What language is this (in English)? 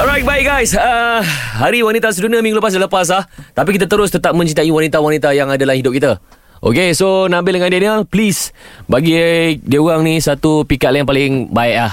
Malay